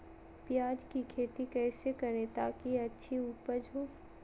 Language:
Magahi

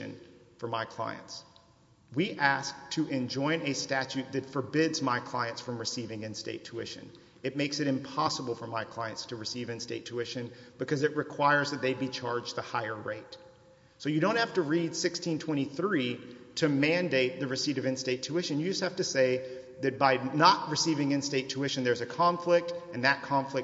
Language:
English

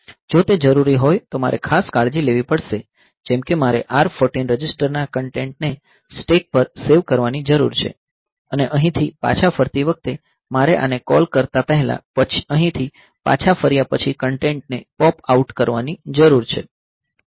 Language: Gujarati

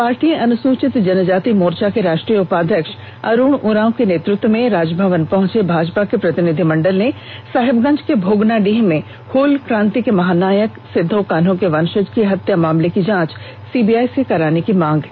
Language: Hindi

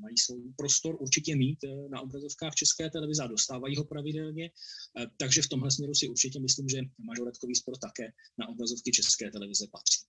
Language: Czech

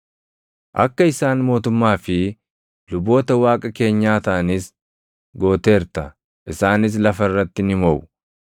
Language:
Oromo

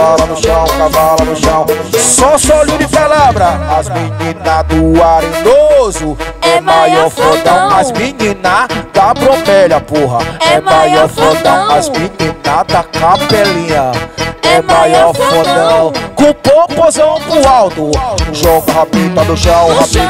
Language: Portuguese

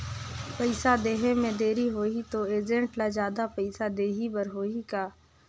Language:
Chhattisgarhi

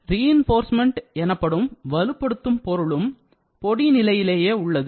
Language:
Tamil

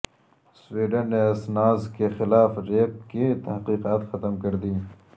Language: Urdu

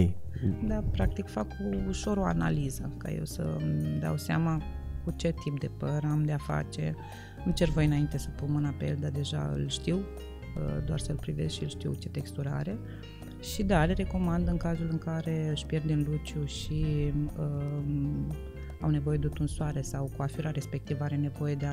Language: Romanian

